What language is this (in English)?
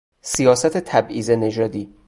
Persian